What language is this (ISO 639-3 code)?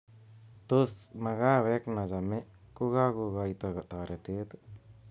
kln